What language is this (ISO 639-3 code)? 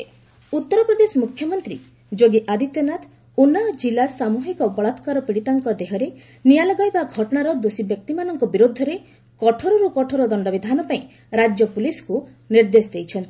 ori